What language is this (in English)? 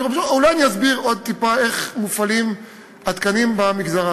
Hebrew